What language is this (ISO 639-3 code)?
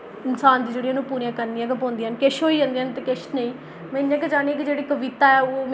doi